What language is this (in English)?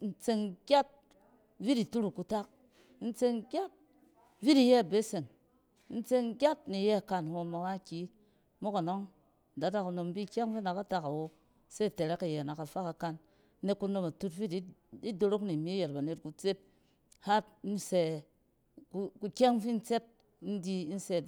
Cen